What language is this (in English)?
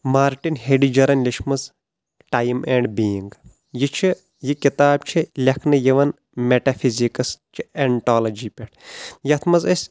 Kashmiri